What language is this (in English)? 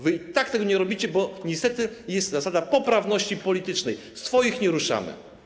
Polish